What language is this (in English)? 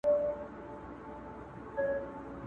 Pashto